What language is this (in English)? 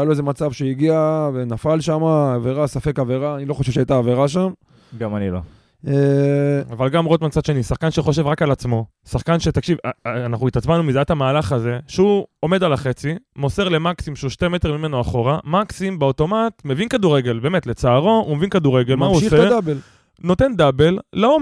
Hebrew